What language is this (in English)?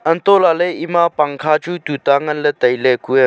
Wancho Naga